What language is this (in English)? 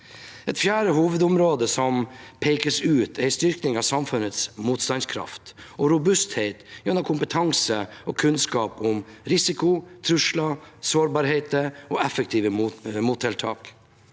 Norwegian